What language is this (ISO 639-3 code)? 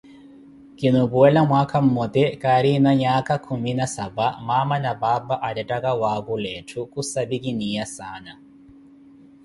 eko